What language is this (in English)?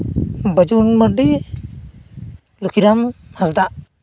Santali